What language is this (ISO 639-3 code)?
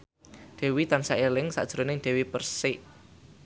jav